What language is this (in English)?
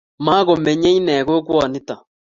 Kalenjin